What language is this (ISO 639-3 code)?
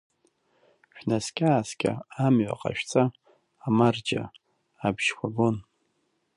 abk